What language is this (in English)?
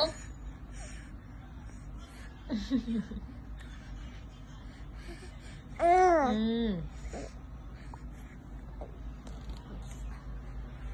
Indonesian